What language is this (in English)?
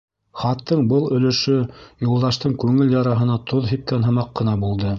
Bashkir